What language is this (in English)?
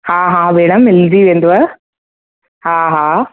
Sindhi